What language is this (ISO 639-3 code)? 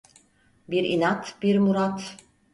tur